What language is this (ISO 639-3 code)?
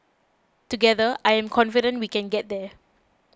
eng